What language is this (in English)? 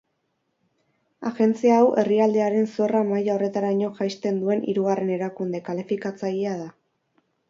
Basque